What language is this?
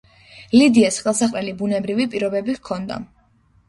Georgian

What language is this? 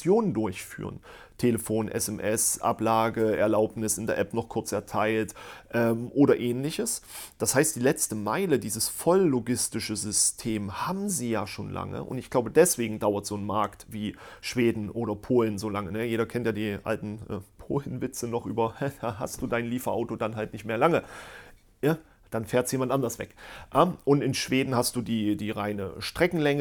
German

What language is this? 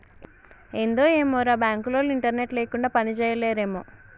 Telugu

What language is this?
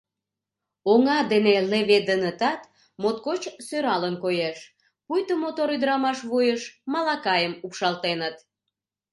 Mari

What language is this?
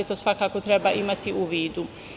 Serbian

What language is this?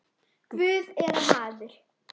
Icelandic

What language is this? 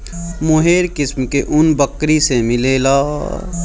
Bhojpuri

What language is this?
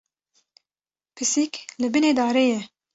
Kurdish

